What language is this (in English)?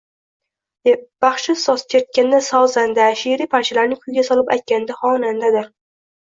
Uzbek